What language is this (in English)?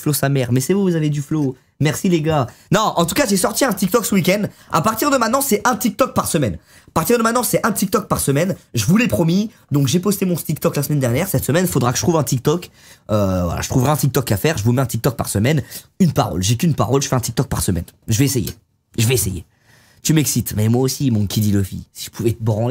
French